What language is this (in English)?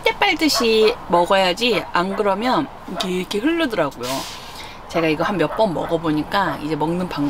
Korean